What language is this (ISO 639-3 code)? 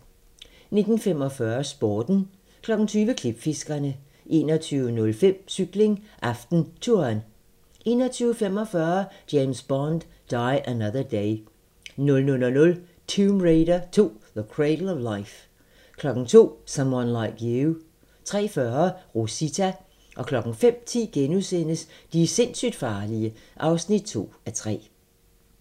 dan